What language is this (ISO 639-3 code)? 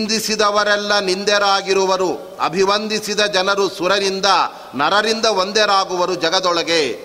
kan